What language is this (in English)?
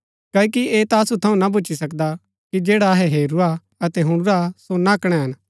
Gaddi